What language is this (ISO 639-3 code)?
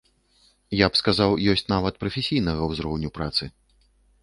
bel